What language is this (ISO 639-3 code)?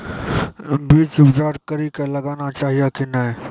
mai